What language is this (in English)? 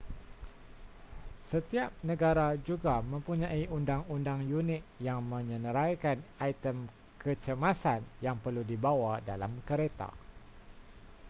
Malay